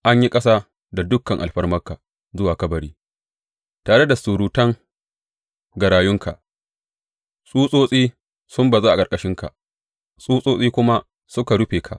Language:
Hausa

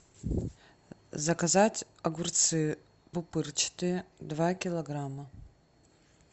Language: Russian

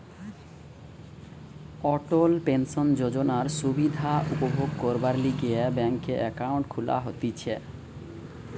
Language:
Bangla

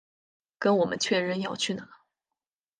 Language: Chinese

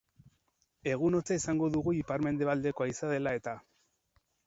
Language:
Basque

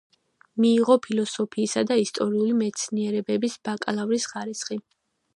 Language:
Georgian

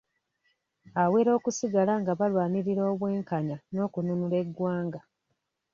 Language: Ganda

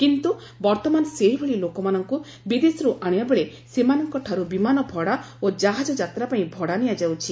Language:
Odia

